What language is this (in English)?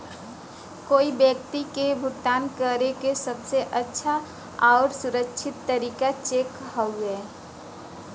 Bhojpuri